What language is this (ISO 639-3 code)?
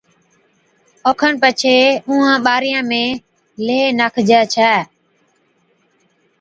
odk